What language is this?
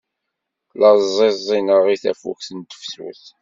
Kabyle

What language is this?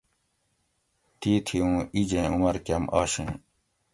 Gawri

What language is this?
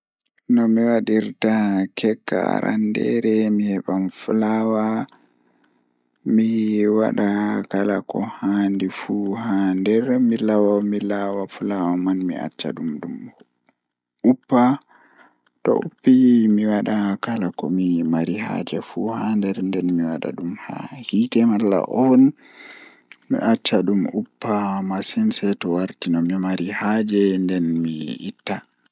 Fula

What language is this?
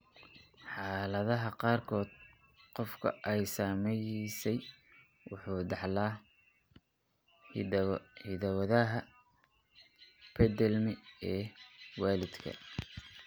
Somali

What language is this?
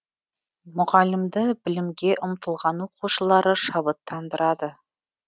Kazakh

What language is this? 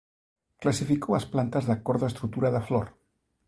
Galician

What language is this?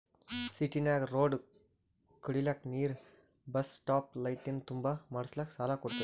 Kannada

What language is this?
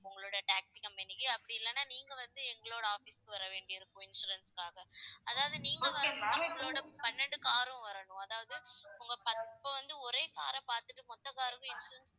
Tamil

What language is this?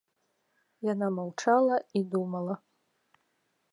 Belarusian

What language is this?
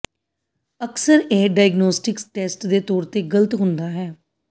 Punjabi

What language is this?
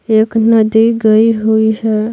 Hindi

